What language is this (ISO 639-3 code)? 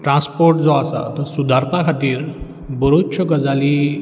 kok